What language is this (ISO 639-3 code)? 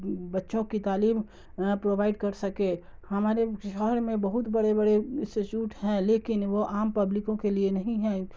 urd